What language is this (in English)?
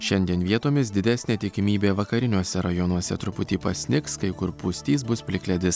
Lithuanian